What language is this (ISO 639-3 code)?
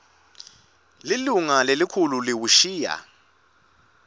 ssw